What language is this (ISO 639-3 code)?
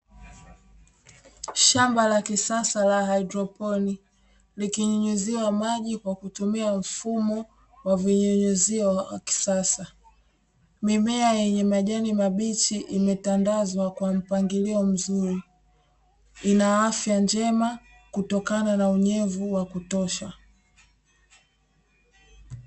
swa